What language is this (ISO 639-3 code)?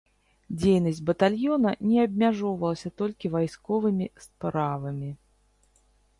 bel